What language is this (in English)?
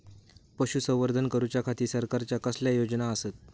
Marathi